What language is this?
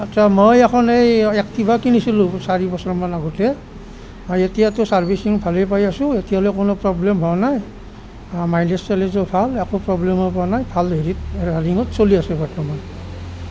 Assamese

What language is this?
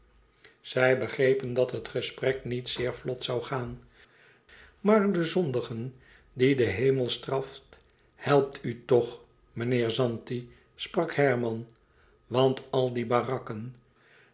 Dutch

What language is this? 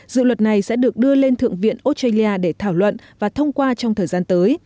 Vietnamese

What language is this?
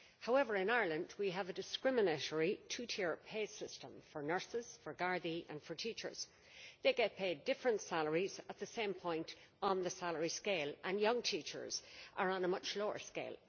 English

